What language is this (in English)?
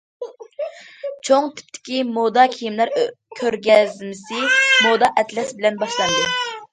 Uyghur